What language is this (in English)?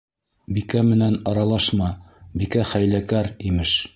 Bashkir